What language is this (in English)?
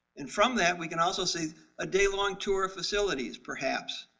English